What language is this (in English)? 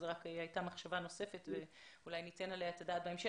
Hebrew